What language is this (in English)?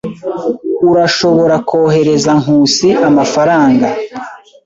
Kinyarwanda